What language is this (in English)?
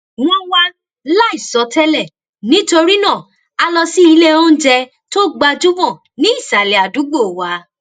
Yoruba